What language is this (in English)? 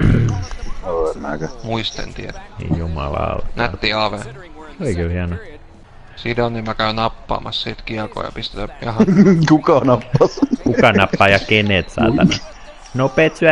Finnish